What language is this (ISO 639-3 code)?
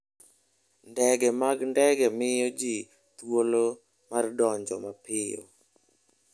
luo